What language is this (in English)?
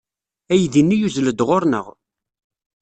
Kabyle